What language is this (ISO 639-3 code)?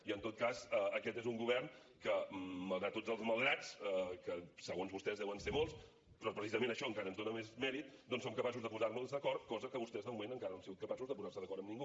cat